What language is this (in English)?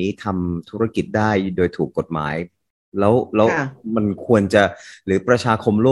Thai